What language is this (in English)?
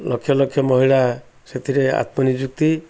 Odia